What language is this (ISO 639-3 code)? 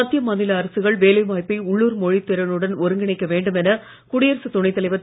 tam